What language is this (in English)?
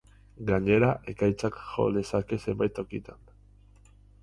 Basque